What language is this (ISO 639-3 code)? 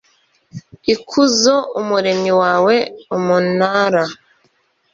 kin